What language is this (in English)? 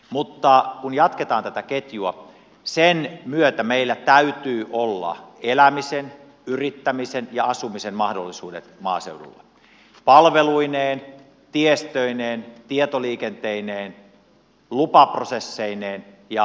Finnish